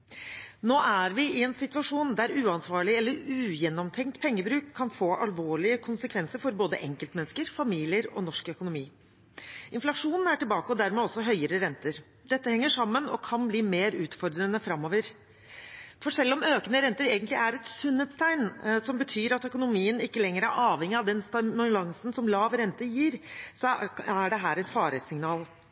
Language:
Norwegian Bokmål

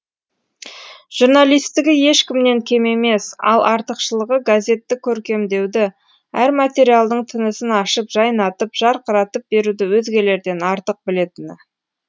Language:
Kazakh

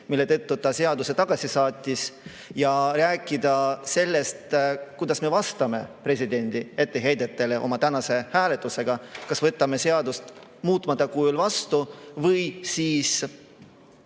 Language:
Estonian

